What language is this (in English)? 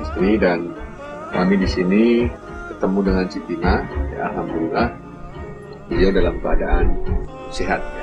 Indonesian